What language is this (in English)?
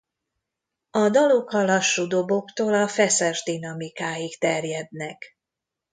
Hungarian